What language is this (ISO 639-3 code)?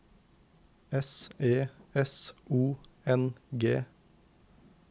nor